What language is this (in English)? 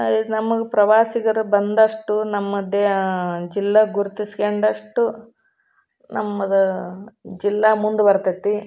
Kannada